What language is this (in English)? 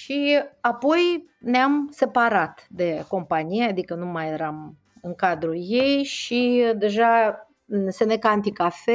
Romanian